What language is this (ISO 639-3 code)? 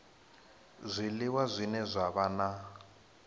ven